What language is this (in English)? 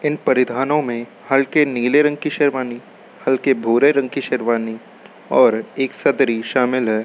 Hindi